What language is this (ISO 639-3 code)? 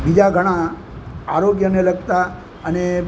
guj